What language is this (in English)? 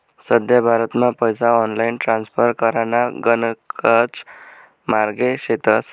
Marathi